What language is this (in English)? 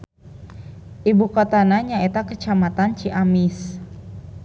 Sundanese